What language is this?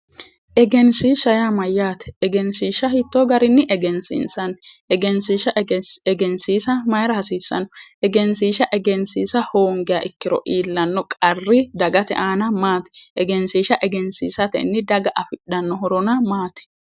Sidamo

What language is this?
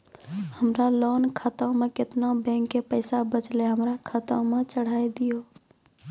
Maithili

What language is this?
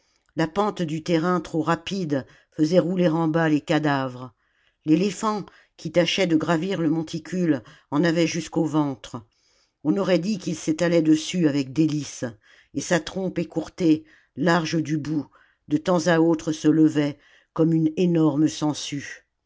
French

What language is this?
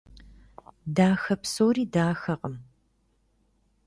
Kabardian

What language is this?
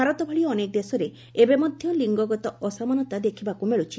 Odia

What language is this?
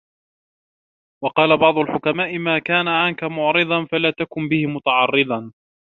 Arabic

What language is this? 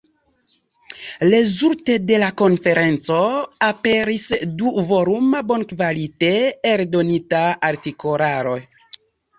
Esperanto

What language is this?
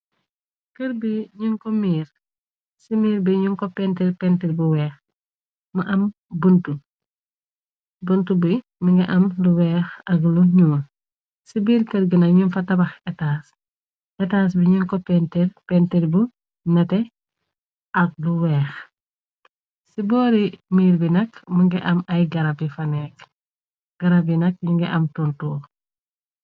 Wolof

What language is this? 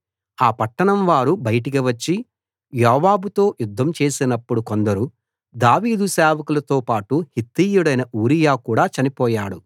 Telugu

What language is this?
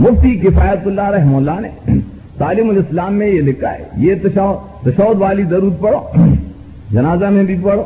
Urdu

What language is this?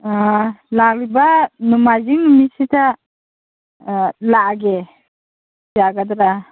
Manipuri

